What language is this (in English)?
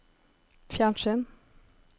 Norwegian